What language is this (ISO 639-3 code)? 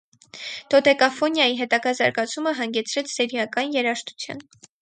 hye